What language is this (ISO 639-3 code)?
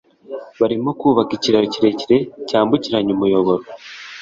kin